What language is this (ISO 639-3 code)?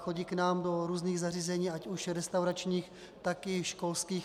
ces